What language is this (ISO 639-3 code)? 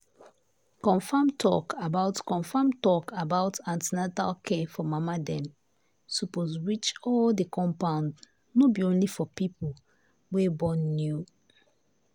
pcm